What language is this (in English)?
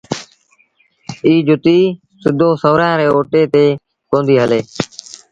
Sindhi Bhil